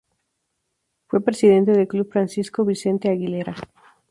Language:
Spanish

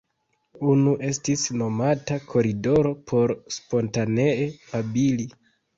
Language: Esperanto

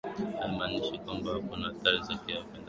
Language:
Swahili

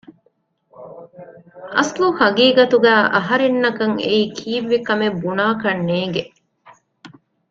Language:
Divehi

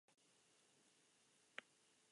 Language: Basque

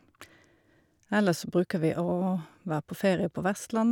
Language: Norwegian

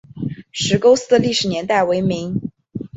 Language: Chinese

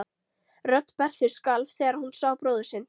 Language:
Icelandic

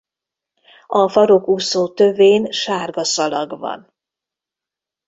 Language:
Hungarian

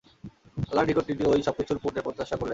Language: Bangla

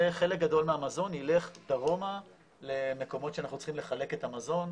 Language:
Hebrew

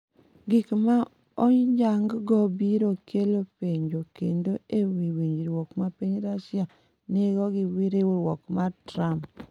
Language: Luo (Kenya and Tanzania)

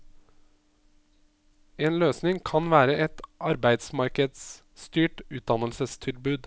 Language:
Norwegian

